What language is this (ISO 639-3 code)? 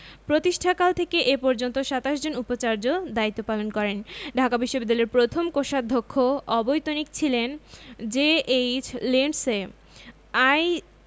ben